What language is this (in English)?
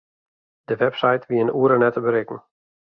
Western Frisian